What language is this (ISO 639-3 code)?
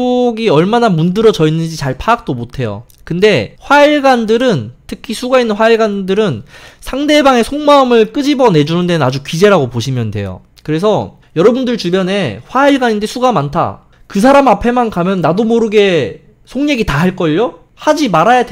kor